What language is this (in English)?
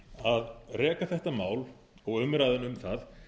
Icelandic